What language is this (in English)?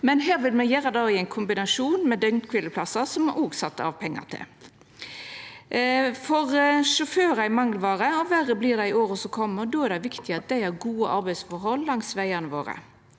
Norwegian